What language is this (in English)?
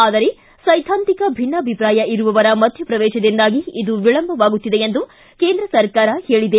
Kannada